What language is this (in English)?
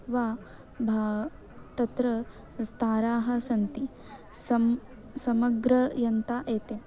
Sanskrit